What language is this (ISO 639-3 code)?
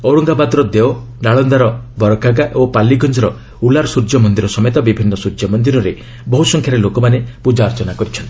ori